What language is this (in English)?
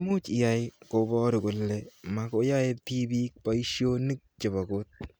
Kalenjin